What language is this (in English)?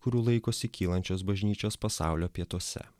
Lithuanian